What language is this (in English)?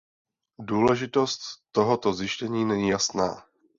Czech